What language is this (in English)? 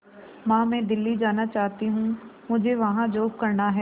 Hindi